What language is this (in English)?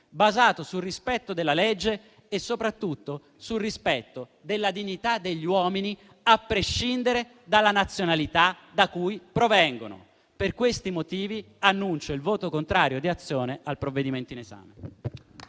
Italian